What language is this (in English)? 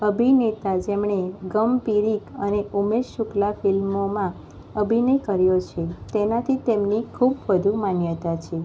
Gujarati